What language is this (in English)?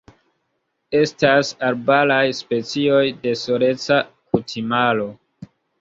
Esperanto